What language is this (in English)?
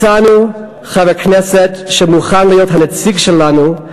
Hebrew